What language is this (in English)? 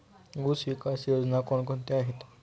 Marathi